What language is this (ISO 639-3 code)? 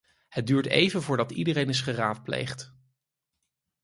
nld